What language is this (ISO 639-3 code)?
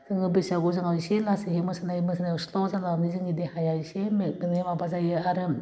brx